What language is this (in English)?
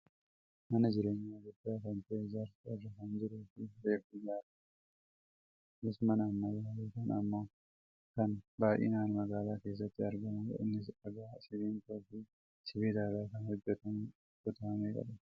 Oromo